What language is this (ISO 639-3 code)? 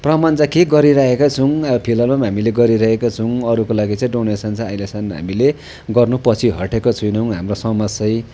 nep